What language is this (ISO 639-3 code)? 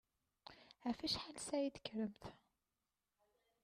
kab